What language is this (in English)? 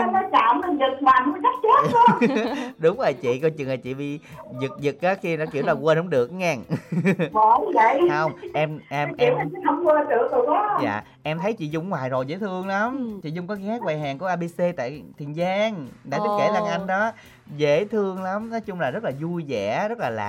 Vietnamese